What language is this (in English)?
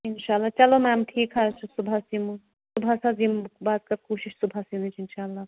Kashmiri